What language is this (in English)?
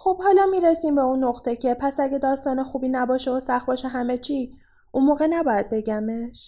Persian